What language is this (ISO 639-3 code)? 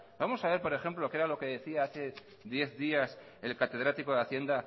spa